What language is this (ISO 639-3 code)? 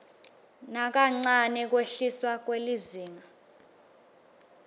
ssw